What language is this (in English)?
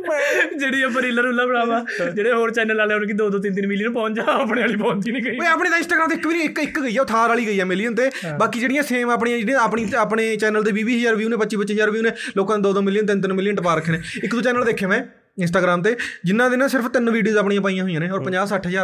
Punjabi